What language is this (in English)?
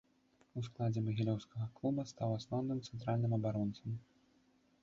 Belarusian